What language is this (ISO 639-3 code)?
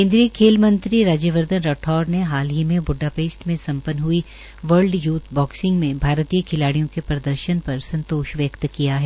hin